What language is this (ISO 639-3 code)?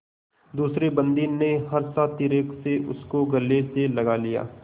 hin